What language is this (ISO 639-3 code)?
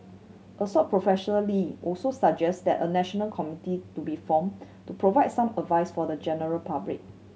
eng